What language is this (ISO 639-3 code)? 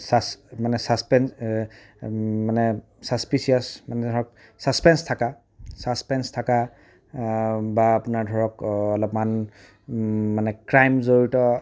asm